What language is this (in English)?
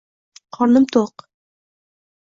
Uzbek